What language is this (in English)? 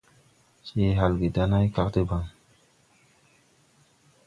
Tupuri